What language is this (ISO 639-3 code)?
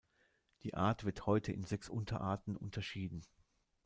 deu